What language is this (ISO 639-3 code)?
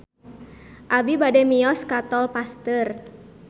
sun